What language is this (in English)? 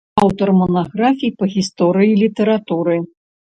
Belarusian